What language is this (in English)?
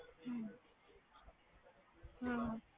Punjabi